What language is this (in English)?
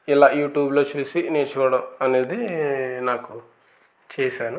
Telugu